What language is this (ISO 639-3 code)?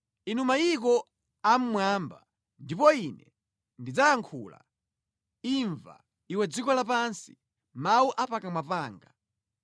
nya